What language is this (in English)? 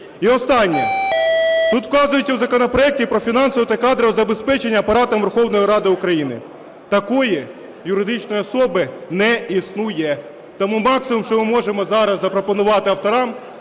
Ukrainian